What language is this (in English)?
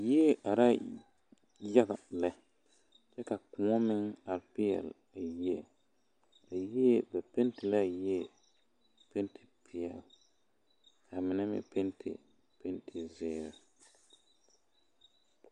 Southern Dagaare